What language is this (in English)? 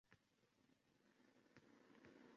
Uzbek